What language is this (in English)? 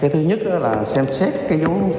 Vietnamese